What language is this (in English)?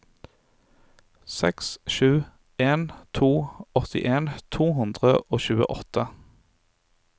Norwegian